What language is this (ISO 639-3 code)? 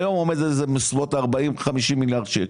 heb